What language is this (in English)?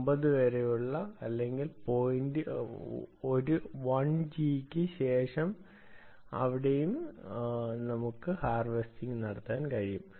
Malayalam